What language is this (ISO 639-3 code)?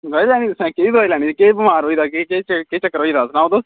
doi